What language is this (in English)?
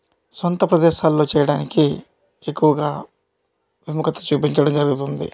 Telugu